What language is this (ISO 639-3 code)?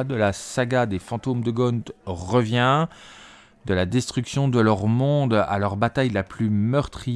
fra